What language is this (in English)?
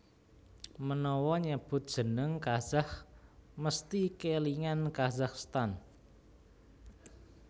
Javanese